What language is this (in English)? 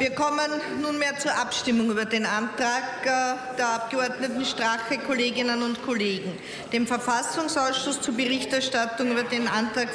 German